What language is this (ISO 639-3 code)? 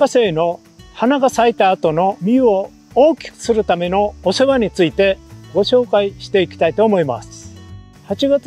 jpn